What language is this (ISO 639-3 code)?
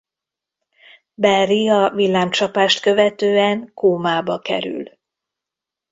hun